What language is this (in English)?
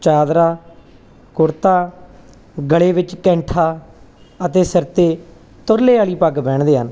Punjabi